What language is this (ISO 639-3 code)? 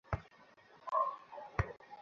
ben